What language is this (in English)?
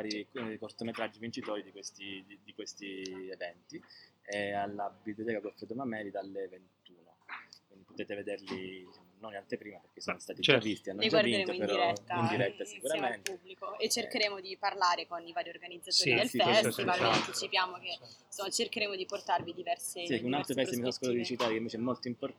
Italian